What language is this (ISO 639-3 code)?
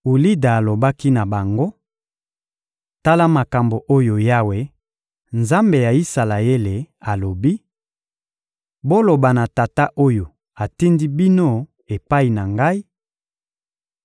lin